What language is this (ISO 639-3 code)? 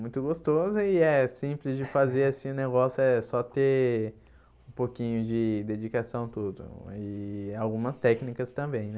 por